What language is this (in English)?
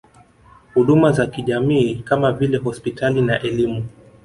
Swahili